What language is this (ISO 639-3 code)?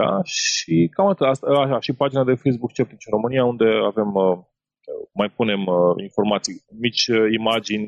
ron